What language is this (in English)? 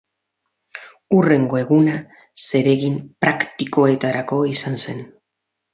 Basque